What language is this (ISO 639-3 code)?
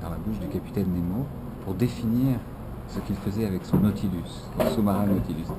fra